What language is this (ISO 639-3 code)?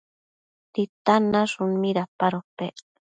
mcf